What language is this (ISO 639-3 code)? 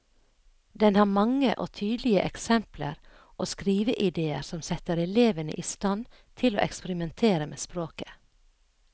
nor